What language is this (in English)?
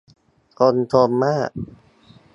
Thai